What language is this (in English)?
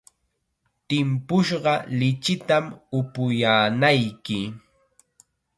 Chiquián Ancash Quechua